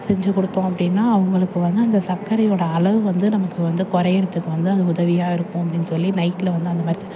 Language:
Tamil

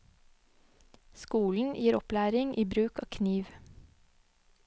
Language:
Norwegian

